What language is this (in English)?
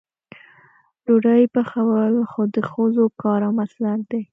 Pashto